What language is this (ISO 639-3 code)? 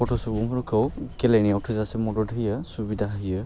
brx